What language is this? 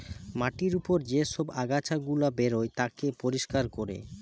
Bangla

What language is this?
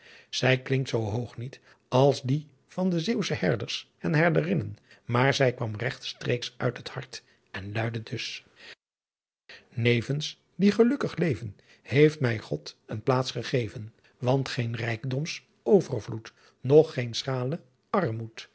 Dutch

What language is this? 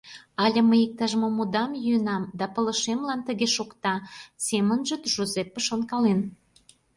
Mari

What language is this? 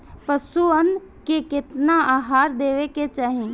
Bhojpuri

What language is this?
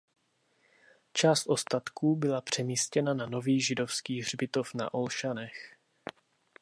Czech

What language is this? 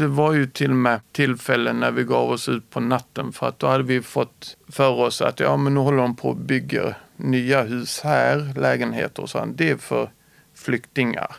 Swedish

